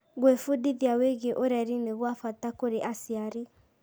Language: Kikuyu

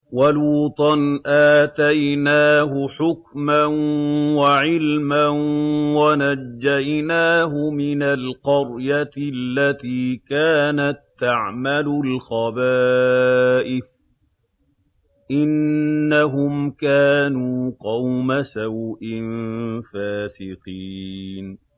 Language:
Arabic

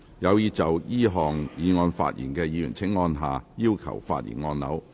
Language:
Cantonese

